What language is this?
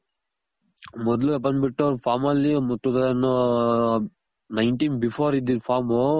Kannada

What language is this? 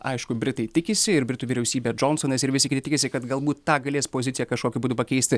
Lithuanian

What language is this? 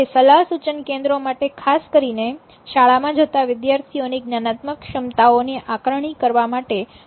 Gujarati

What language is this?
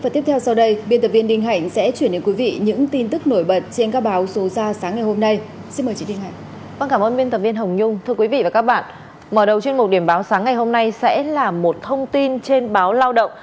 Vietnamese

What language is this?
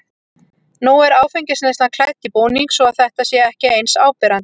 Icelandic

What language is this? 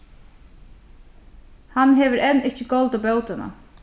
Faroese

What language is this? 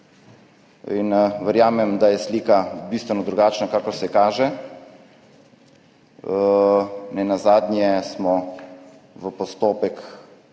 Slovenian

